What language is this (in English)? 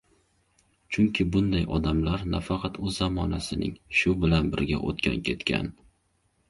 Uzbek